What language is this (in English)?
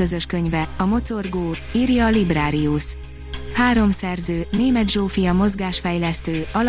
Hungarian